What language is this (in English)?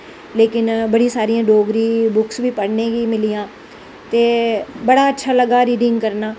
Dogri